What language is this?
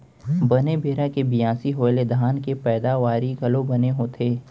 Chhattisgarhi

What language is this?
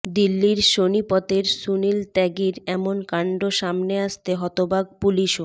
Bangla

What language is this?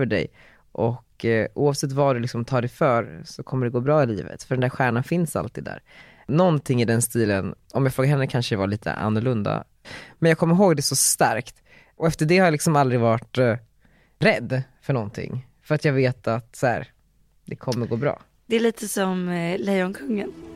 Swedish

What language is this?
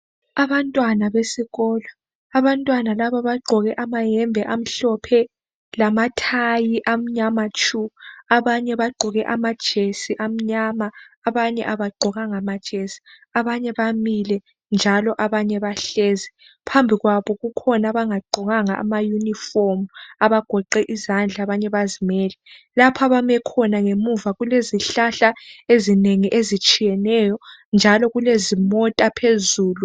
North Ndebele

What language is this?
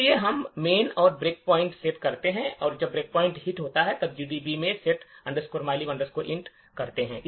Hindi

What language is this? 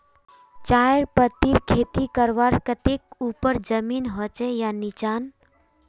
Magahi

